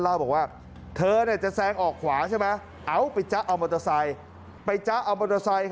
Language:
Thai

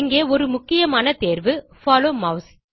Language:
Tamil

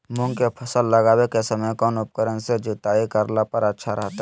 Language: Magahi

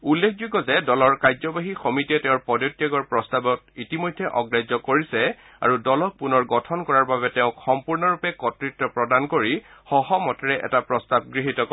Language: Assamese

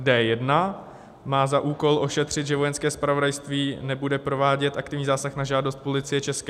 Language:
Czech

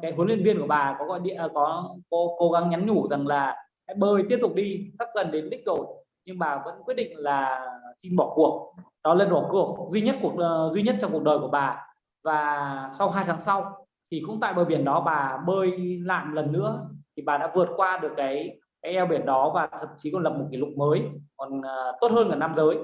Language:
Vietnamese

